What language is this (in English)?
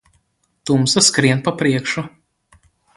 Latvian